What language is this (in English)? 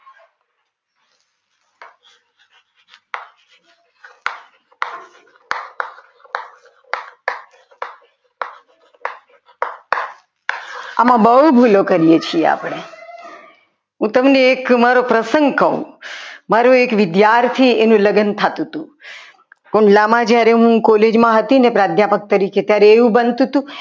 Gujarati